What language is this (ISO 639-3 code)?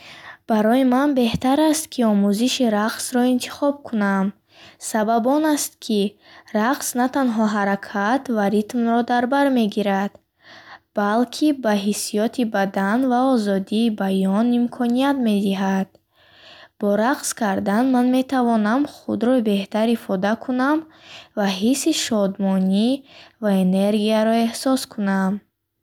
bhh